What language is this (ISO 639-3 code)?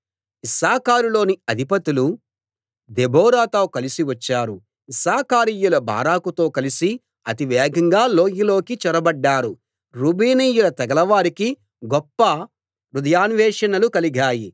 tel